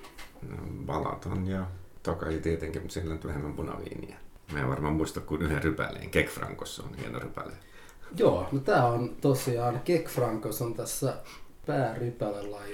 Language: Finnish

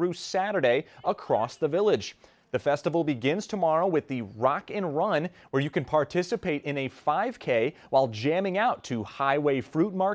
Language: English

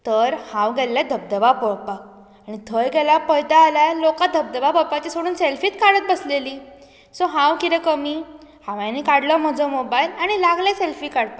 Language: Konkani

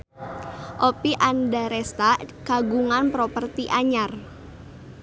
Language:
Sundanese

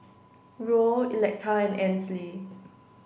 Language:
English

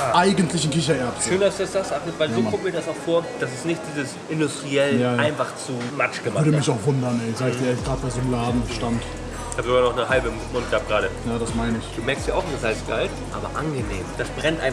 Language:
German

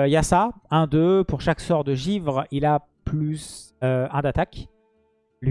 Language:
French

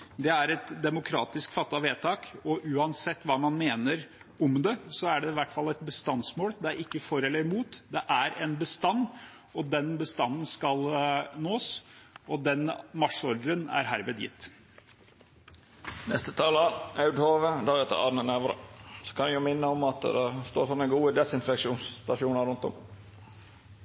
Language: Norwegian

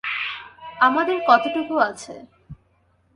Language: Bangla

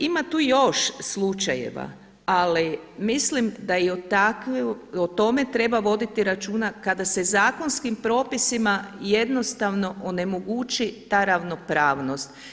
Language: Croatian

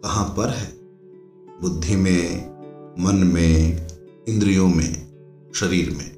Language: Hindi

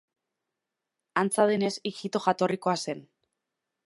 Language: Basque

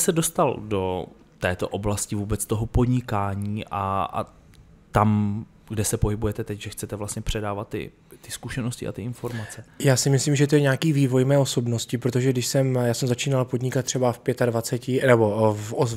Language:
Czech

